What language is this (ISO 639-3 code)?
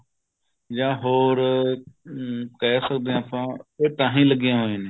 pan